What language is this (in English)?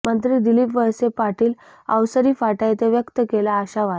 Marathi